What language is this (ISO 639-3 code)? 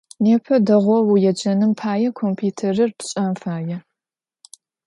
ady